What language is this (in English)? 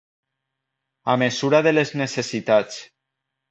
Catalan